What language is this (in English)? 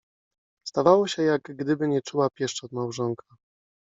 Polish